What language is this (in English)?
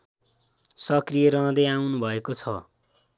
Nepali